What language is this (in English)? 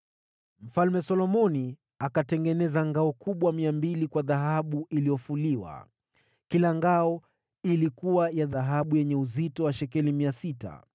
Swahili